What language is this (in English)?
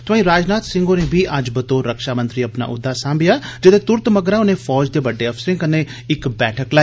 Dogri